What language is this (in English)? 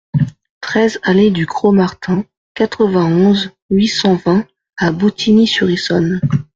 French